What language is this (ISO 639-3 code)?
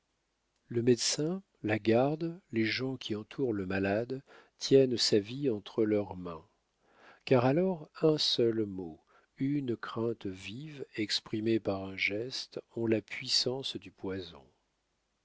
fra